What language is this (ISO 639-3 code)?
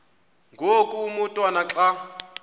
xho